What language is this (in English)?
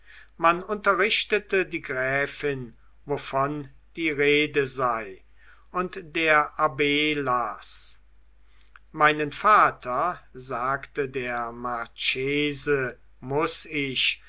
German